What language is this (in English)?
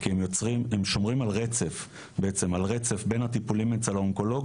Hebrew